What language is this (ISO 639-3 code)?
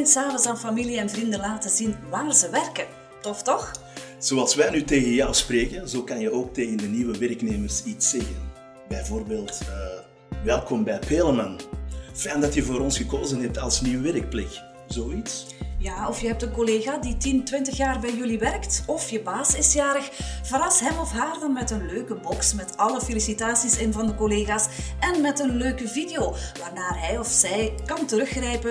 nld